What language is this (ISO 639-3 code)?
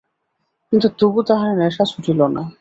ben